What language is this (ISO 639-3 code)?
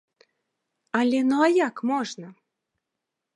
bel